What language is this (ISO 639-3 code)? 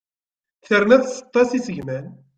kab